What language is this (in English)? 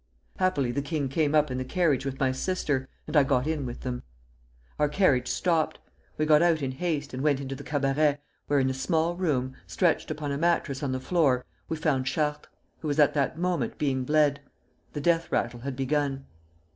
English